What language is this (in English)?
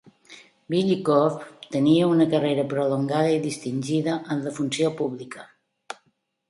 Catalan